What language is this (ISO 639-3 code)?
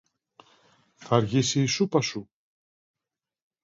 ell